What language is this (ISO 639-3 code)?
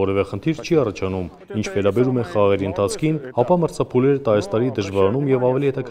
ron